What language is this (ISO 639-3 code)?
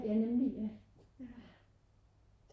dan